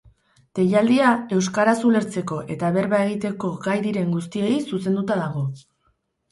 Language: Basque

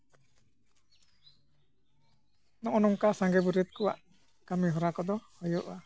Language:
Santali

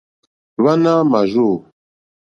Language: Mokpwe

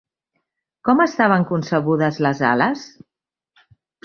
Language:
Catalan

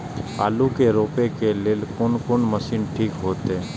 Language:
Maithili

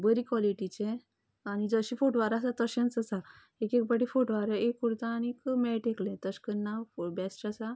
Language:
Konkani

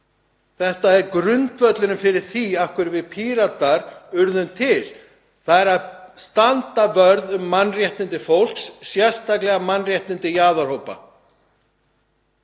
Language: Icelandic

